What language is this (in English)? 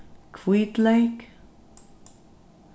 Faroese